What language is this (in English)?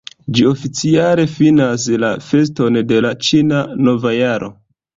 Esperanto